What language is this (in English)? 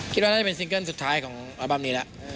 Thai